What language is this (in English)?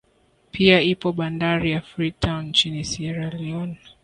Swahili